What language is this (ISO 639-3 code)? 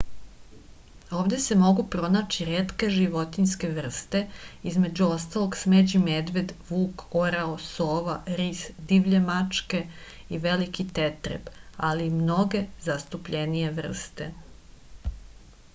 srp